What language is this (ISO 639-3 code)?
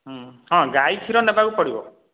ori